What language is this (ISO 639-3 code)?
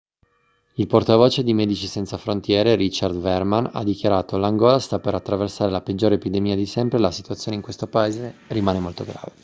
ita